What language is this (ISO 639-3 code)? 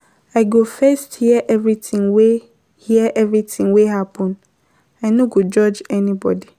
pcm